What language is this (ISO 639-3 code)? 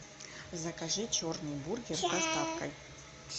rus